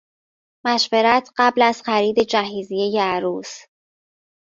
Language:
Persian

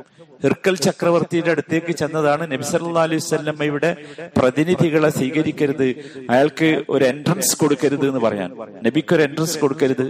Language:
Malayalam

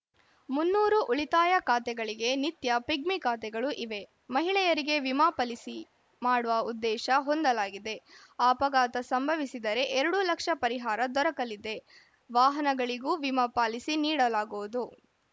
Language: Kannada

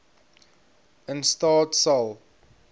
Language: Afrikaans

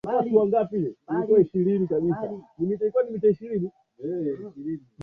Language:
Swahili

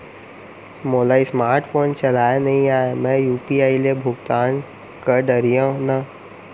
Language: Chhattisgarhi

